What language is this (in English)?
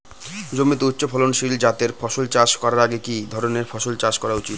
Bangla